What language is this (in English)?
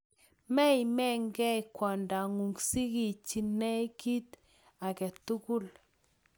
Kalenjin